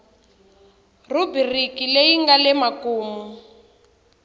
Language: Tsonga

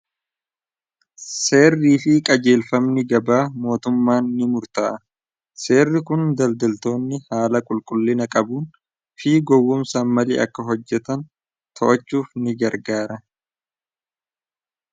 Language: Oromo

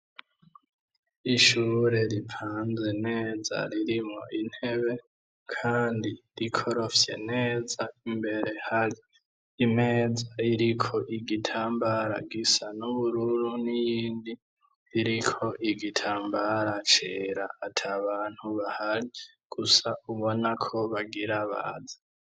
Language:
Rundi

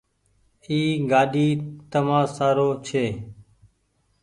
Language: Goaria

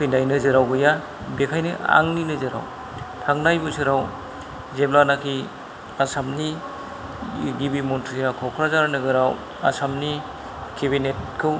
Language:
Bodo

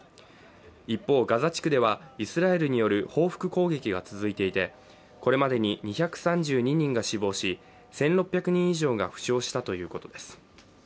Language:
Japanese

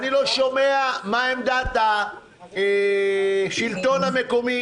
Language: Hebrew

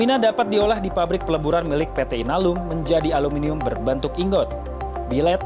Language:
Indonesian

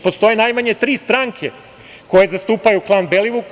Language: Serbian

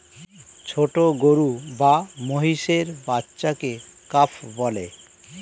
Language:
Bangla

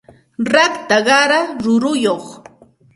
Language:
Santa Ana de Tusi Pasco Quechua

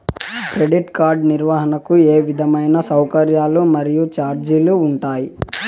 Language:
Telugu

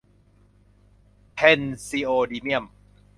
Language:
Thai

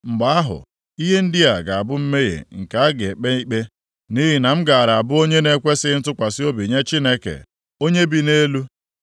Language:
Igbo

